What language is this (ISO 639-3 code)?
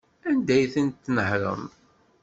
kab